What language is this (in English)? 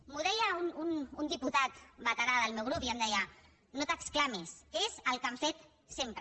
Catalan